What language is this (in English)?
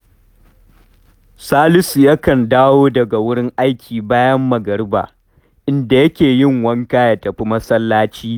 Hausa